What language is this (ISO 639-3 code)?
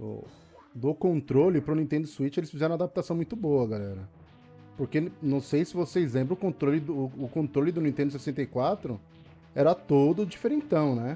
por